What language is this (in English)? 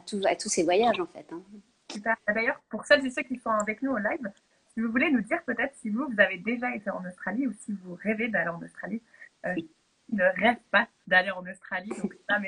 French